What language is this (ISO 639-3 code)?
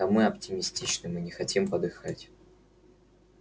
rus